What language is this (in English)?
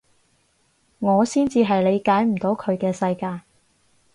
Cantonese